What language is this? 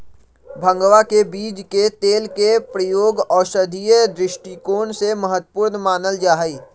Magahi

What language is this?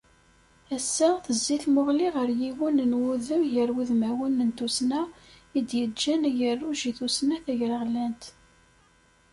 Kabyle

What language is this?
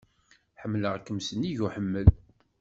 Kabyle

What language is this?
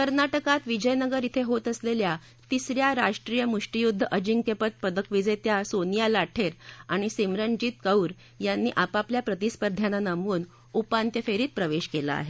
Marathi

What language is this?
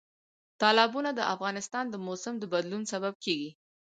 Pashto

